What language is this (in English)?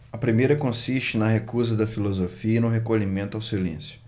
Portuguese